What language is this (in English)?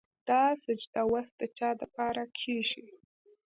Pashto